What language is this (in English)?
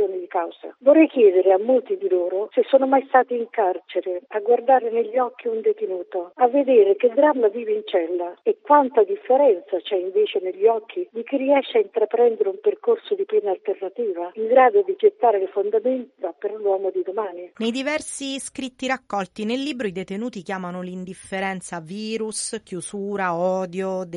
Italian